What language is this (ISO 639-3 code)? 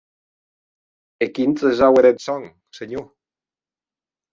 oci